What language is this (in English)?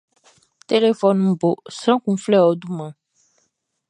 Baoulé